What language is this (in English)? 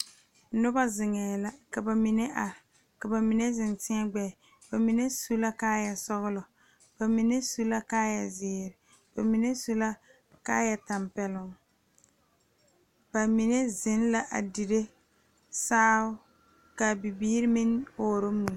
Southern Dagaare